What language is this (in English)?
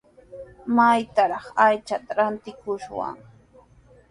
Sihuas Ancash Quechua